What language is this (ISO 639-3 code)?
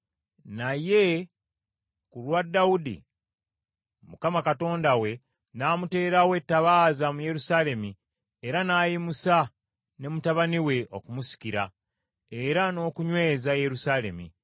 lug